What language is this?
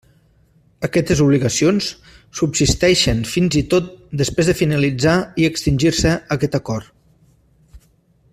Catalan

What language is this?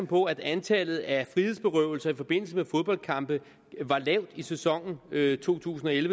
Danish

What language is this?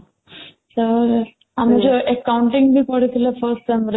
Odia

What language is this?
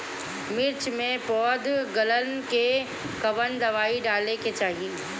Bhojpuri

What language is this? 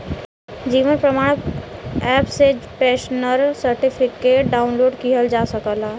Bhojpuri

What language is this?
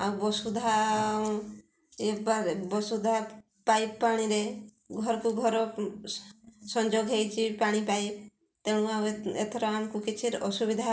Odia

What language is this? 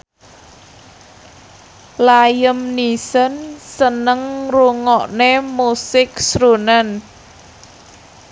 Javanese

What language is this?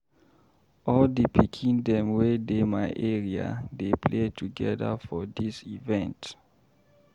Nigerian Pidgin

